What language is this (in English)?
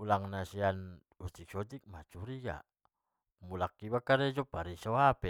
Batak Mandailing